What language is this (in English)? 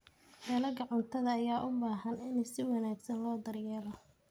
Somali